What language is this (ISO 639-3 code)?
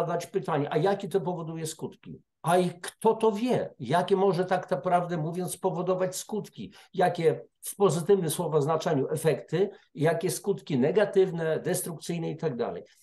pol